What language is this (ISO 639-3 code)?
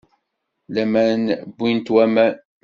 kab